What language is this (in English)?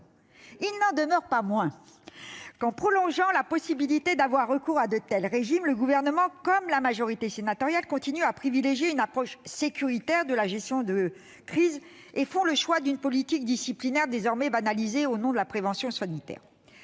French